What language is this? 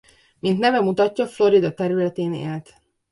Hungarian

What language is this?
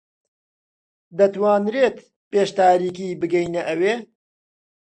Central Kurdish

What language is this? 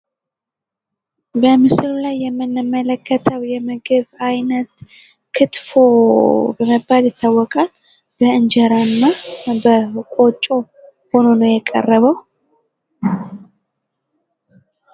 Amharic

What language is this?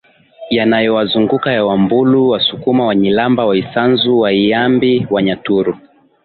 Swahili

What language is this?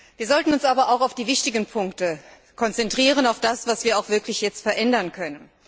German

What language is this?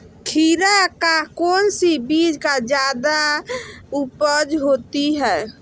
Magahi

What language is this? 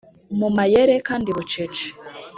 Kinyarwanda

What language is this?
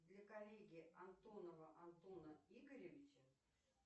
Russian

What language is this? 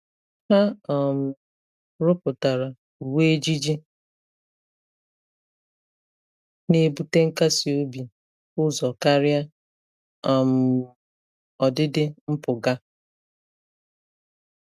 Igbo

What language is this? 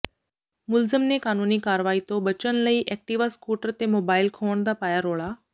Punjabi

